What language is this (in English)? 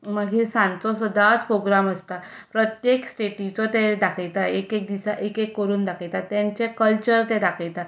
Konkani